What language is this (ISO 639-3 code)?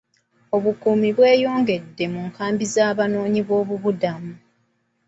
lug